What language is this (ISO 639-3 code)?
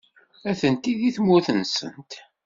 kab